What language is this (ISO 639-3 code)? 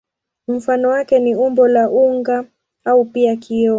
swa